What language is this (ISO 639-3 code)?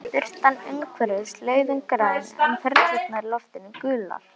isl